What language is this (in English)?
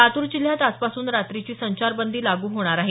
Marathi